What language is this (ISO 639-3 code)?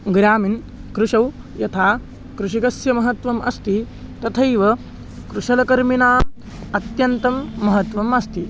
san